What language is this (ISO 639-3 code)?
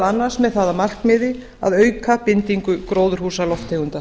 isl